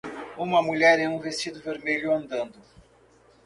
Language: Portuguese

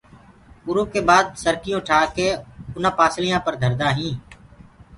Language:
Gurgula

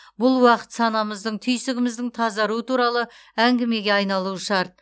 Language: Kazakh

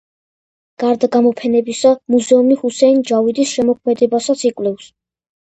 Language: Georgian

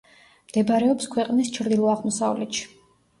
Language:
Georgian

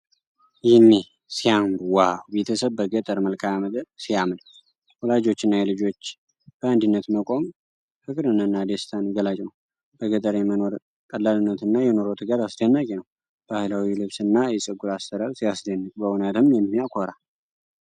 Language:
Amharic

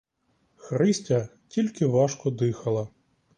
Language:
Ukrainian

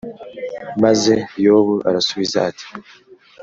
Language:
Kinyarwanda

